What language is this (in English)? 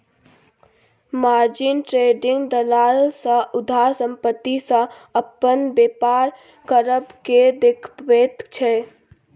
Maithili